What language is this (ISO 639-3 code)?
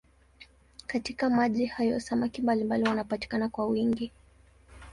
swa